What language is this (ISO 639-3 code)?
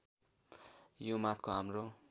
nep